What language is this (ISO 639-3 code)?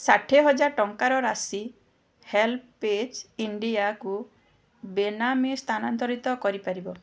ori